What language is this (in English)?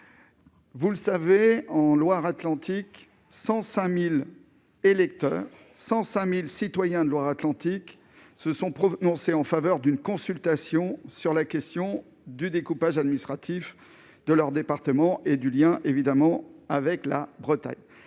French